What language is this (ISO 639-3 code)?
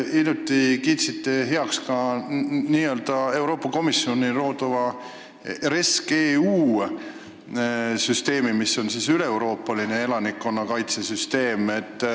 est